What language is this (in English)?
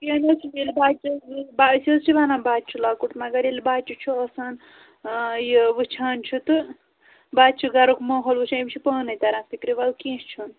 Kashmiri